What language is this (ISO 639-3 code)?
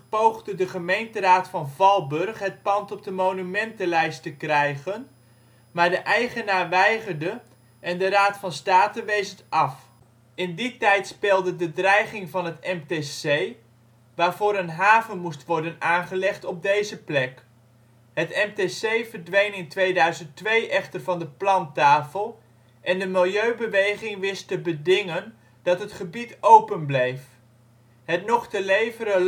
nld